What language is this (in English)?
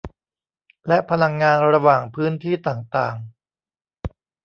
Thai